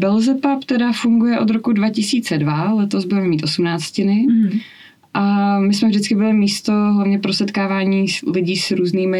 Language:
Czech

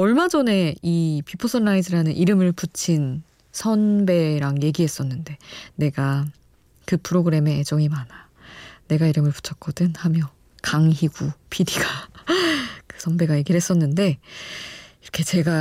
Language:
Korean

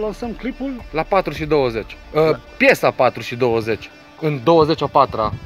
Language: Romanian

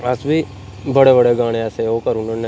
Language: Dogri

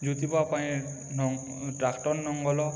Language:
Odia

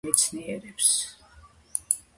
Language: Georgian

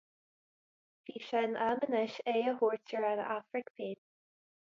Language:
Irish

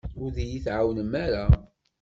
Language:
Kabyle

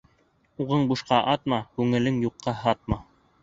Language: Bashkir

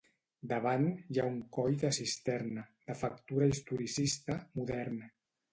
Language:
Catalan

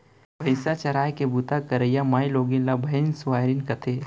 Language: Chhattisgarhi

